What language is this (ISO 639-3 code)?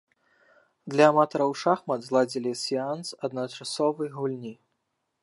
bel